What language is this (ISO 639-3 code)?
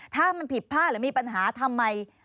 tha